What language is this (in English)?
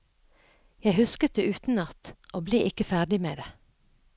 Norwegian